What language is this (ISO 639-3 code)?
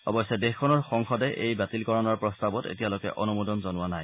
asm